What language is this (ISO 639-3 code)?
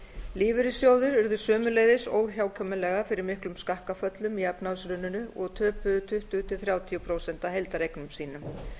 isl